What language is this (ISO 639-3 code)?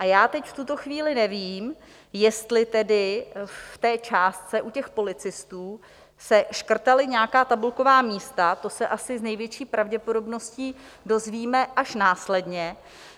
ces